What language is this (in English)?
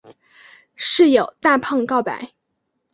Chinese